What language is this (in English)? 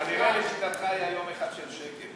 Hebrew